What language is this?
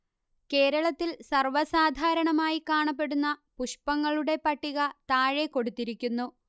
Malayalam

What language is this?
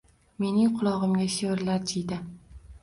Uzbek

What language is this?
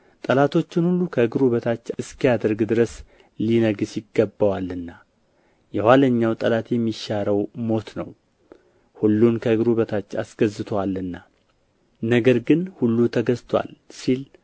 Amharic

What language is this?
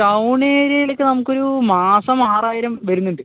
Malayalam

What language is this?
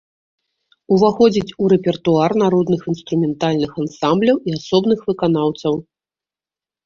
Belarusian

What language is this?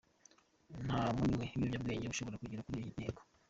Kinyarwanda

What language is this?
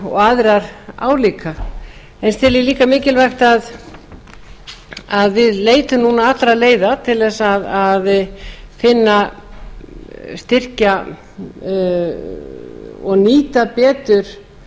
Icelandic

